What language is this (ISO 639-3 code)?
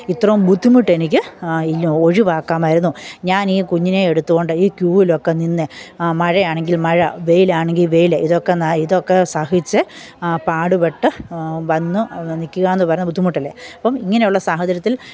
mal